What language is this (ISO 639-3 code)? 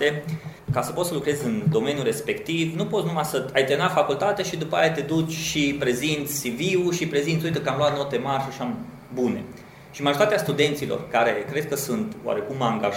ron